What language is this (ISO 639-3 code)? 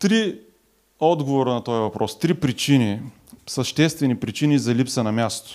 bul